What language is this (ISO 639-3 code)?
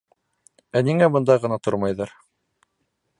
bak